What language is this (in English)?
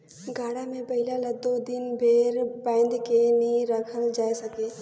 Chhattisgarhi